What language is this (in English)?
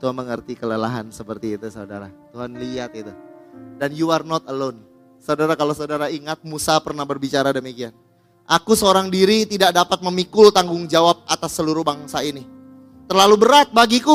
Indonesian